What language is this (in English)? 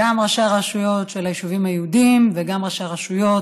Hebrew